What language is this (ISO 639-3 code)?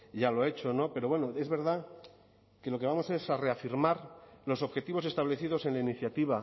spa